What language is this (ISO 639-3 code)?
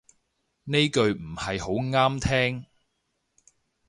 yue